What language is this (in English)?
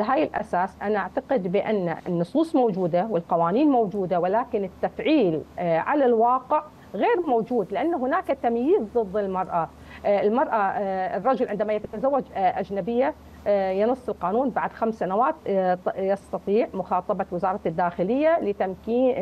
Arabic